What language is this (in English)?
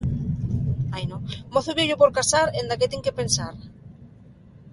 Asturian